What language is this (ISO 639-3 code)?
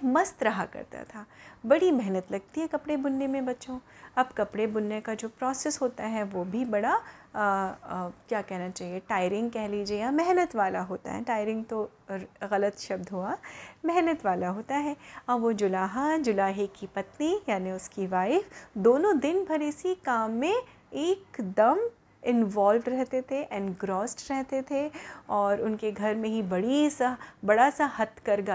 hin